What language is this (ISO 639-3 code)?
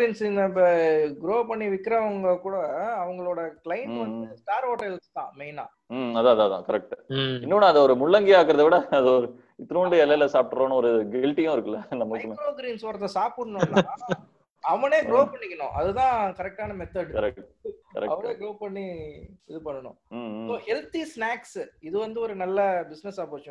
tam